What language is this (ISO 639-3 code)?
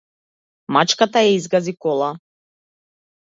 mkd